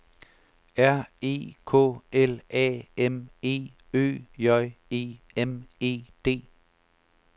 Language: Danish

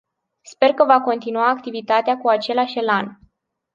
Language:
Romanian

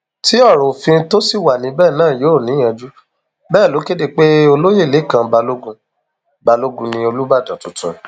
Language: Yoruba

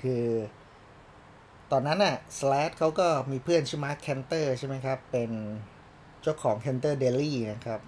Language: Thai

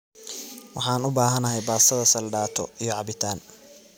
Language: Somali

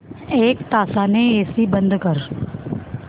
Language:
Marathi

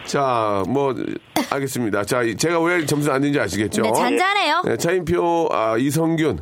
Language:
Korean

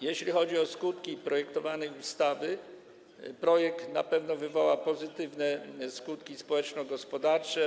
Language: Polish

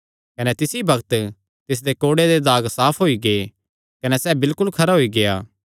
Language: Kangri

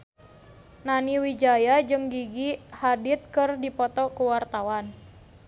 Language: Sundanese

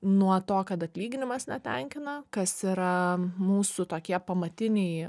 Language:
Lithuanian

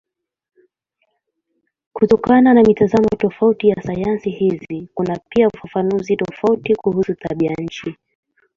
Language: Swahili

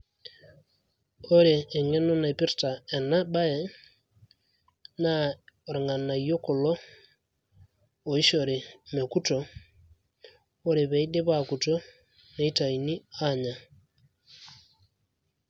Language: Masai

